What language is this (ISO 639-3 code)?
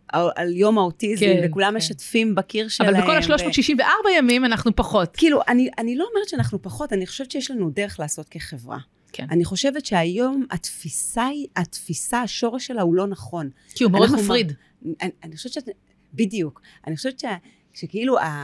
heb